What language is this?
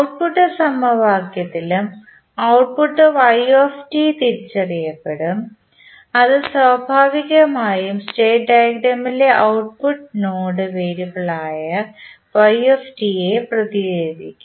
Malayalam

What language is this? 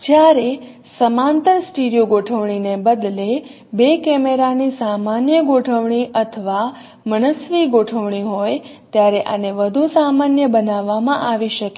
Gujarati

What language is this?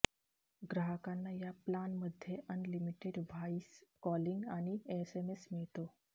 Marathi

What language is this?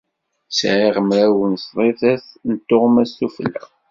Kabyle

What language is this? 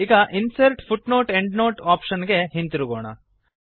Kannada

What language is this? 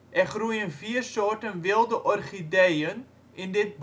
Dutch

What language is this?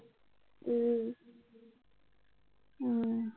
Assamese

